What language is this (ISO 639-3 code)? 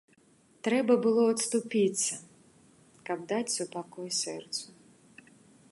bel